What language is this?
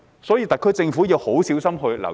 Cantonese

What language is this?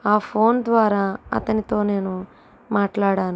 Telugu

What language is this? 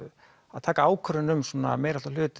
Icelandic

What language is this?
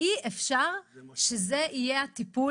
Hebrew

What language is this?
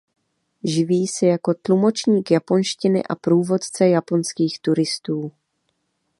Czech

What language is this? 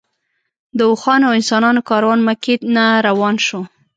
Pashto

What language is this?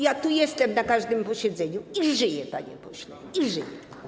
Polish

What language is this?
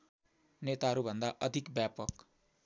Nepali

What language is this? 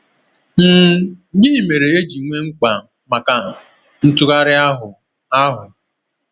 Igbo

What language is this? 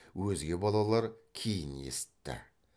Kazakh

